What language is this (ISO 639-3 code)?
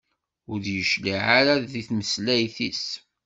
kab